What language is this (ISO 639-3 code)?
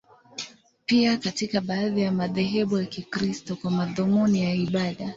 swa